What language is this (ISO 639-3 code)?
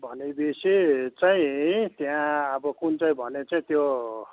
nep